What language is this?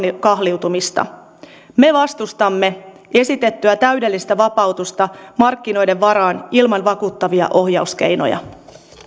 Finnish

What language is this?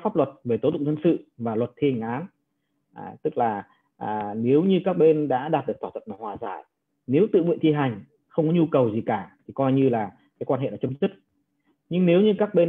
Vietnamese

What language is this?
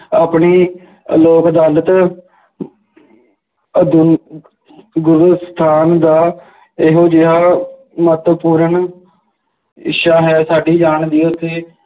Punjabi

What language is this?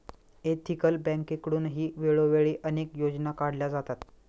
Marathi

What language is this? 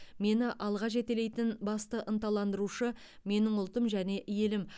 Kazakh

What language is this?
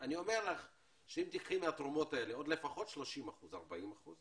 Hebrew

